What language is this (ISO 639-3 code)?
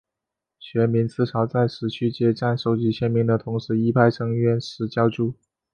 zho